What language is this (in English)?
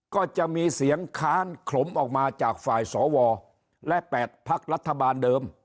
Thai